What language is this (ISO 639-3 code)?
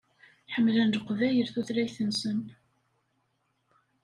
kab